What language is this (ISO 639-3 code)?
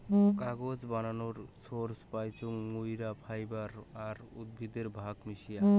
ben